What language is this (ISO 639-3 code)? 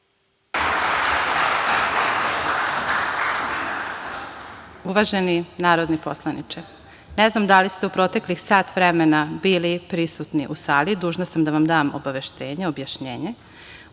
srp